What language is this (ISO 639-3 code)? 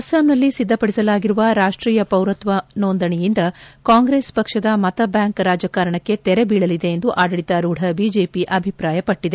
kan